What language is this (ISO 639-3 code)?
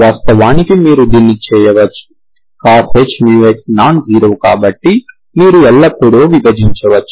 tel